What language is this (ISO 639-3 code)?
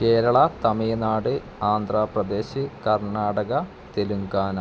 mal